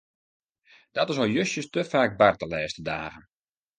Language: Western Frisian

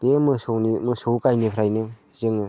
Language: Bodo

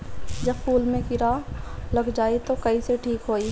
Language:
Bhojpuri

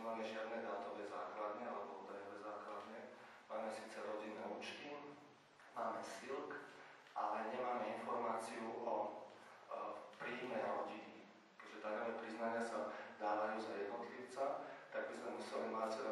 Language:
Slovak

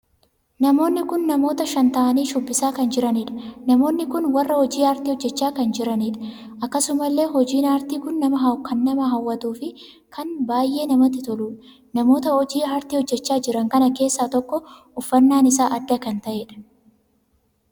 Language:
Oromo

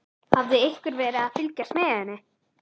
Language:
Icelandic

